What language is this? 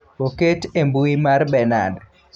Luo (Kenya and Tanzania)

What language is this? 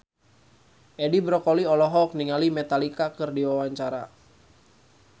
Sundanese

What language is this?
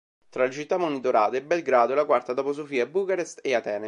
Italian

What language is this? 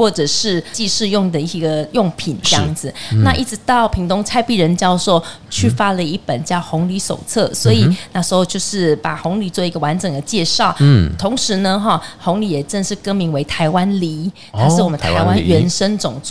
Chinese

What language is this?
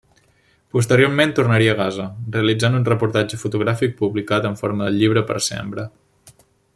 Catalan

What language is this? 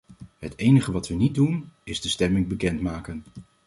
Dutch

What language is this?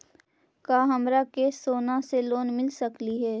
Magahi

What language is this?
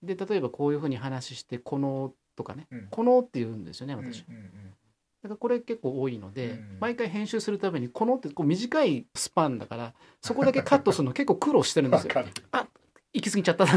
Japanese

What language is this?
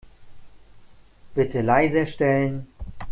German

